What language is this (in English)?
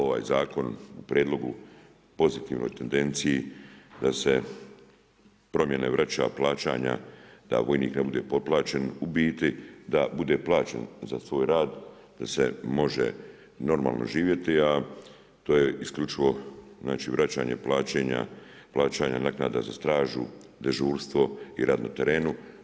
Croatian